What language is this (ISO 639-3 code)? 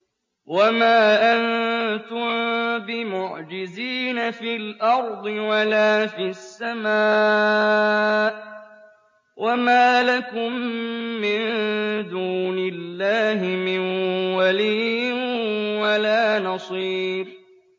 ara